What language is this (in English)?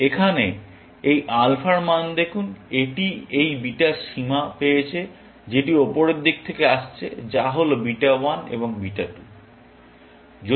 Bangla